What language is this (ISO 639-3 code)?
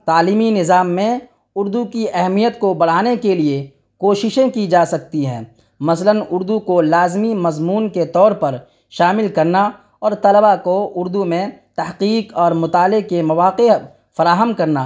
urd